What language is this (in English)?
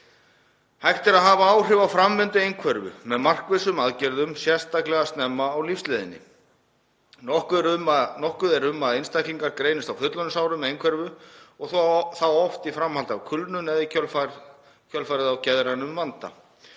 Icelandic